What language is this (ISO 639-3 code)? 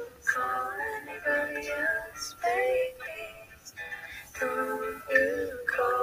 eng